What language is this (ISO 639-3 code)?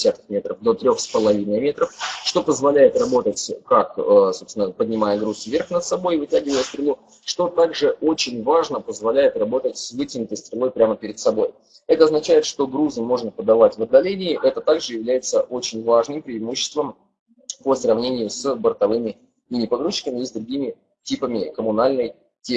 rus